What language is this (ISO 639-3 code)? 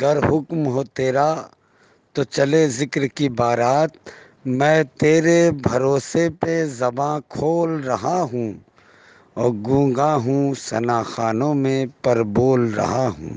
urd